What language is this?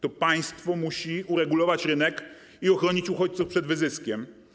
Polish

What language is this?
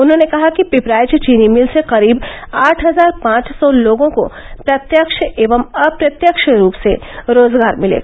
Hindi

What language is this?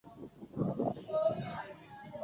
Chinese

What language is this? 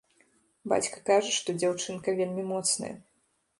Belarusian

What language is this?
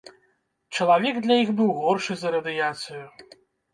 Belarusian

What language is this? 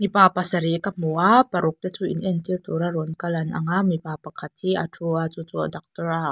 Mizo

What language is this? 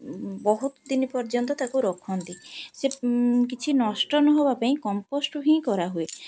Odia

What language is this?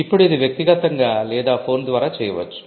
Telugu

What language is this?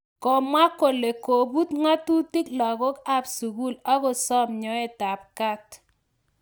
Kalenjin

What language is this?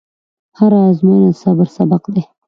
Pashto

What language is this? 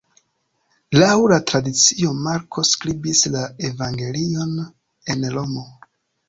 Esperanto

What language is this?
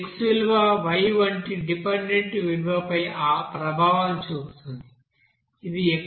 Telugu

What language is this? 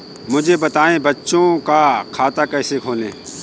Hindi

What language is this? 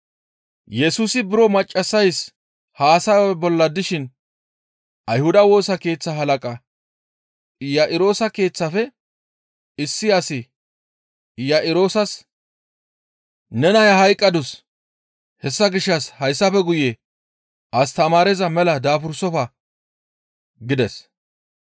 Gamo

